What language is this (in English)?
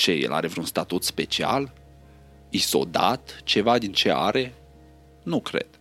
Romanian